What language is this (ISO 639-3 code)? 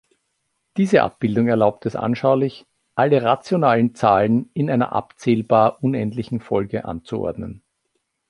deu